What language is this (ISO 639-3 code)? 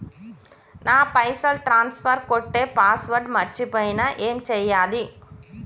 tel